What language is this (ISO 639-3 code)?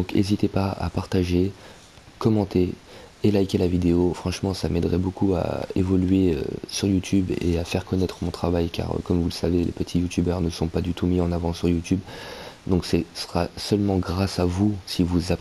fra